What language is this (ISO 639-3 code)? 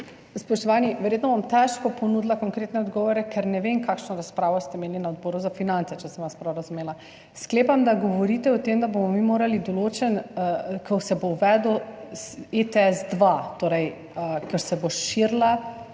slv